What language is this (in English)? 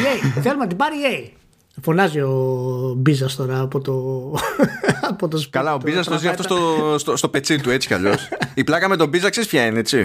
Greek